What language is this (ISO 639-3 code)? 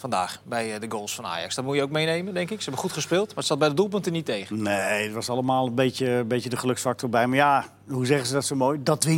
nld